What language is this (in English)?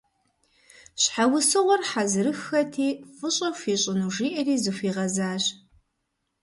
Kabardian